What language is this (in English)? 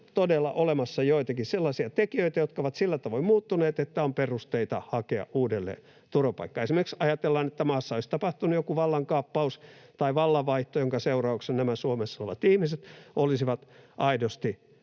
Finnish